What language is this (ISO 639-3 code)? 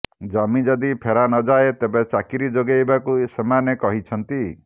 ori